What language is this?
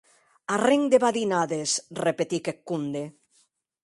Occitan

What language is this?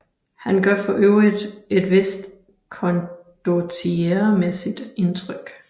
Danish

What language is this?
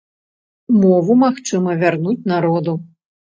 Belarusian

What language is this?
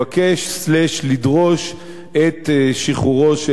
Hebrew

